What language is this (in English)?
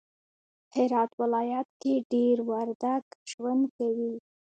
Pashto